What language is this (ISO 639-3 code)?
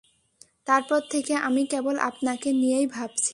ben